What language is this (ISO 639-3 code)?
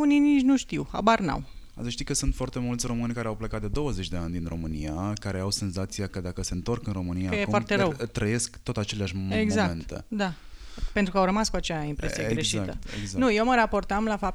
ron